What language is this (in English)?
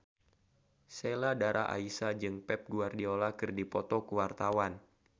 Sundanese